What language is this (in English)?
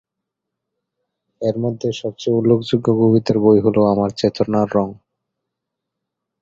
Bangla